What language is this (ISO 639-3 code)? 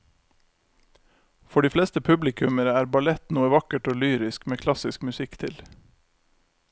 nor